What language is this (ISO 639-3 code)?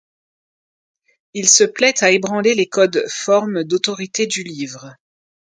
fra